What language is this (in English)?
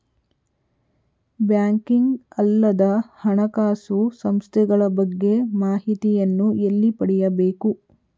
Kannada